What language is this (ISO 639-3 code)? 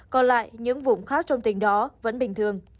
vie